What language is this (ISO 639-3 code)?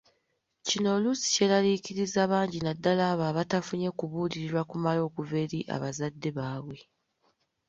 lug